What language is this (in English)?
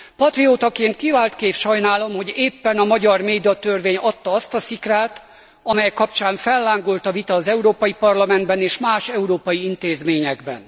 Hungarian